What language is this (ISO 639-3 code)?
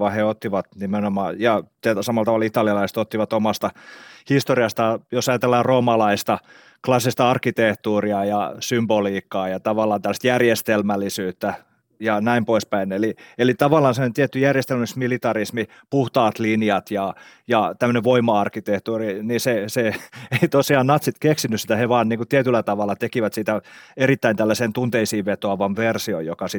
fin